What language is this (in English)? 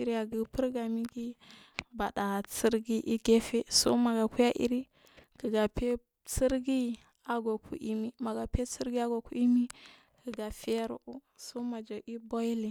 Marghi South